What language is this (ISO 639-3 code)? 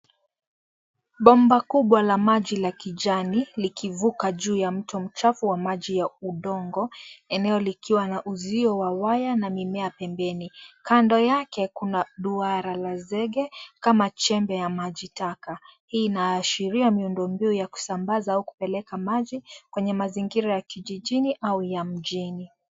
swa